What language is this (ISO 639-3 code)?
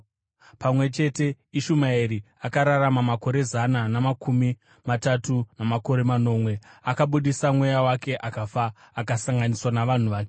sna